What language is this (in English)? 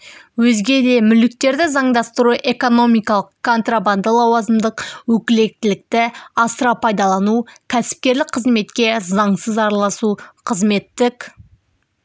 Kazakh